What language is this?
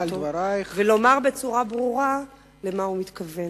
Hebrew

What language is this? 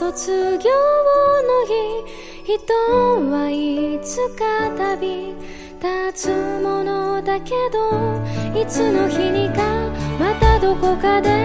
Japanese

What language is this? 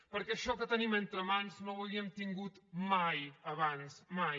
Catalan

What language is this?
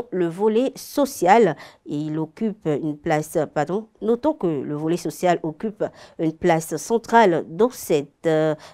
French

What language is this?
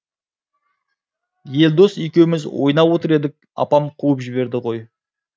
Kazakh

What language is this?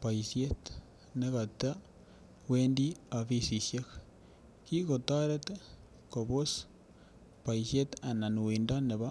Kalenjin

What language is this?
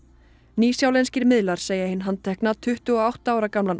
Icelandic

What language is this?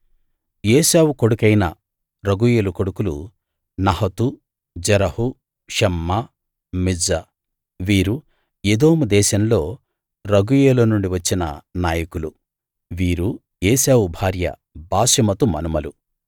Telugu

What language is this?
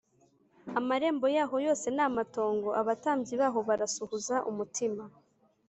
Kinyarwanda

